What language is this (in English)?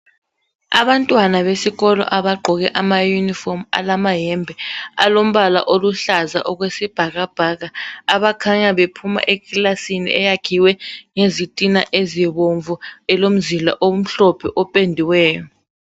North Ndebele